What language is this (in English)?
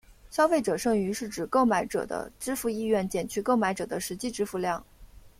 Chinese